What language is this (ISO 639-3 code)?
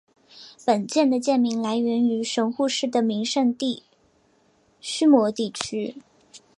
zho